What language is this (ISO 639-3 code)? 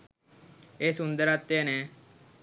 sin